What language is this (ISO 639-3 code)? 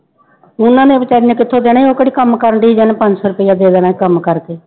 pan